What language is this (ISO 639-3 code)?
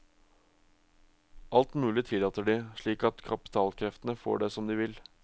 nor